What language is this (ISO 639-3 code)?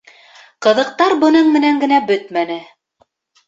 bak